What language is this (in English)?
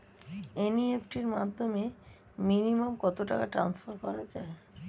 Bangla